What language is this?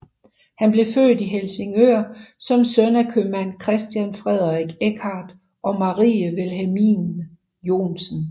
Danish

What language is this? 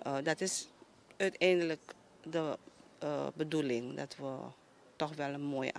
Dutch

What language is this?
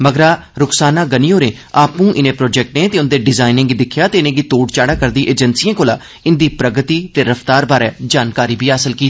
Dogri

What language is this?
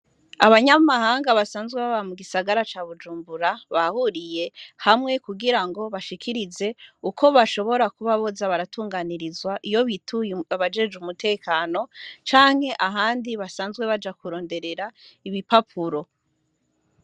Rundi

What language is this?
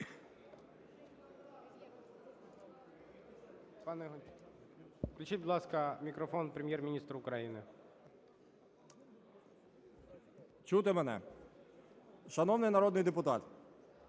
Ukrainian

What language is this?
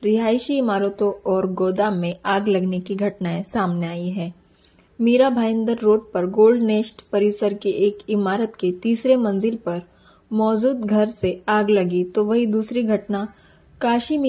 Hindi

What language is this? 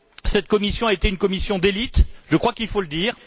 French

